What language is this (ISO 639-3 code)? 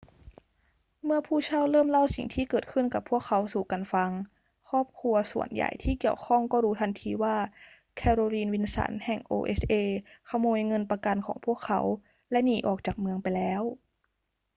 tha